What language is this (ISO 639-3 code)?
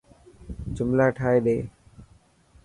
mki